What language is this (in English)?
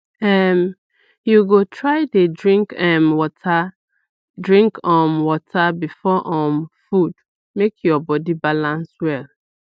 Nigerian Pidgin